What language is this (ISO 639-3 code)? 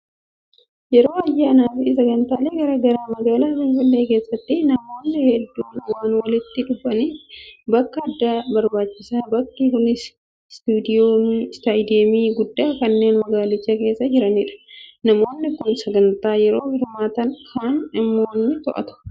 orm